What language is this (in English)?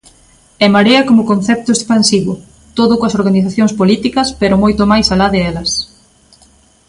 Galician